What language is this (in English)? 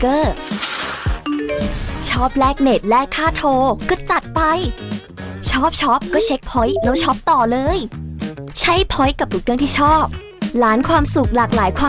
Thai